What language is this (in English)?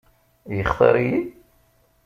Kabyle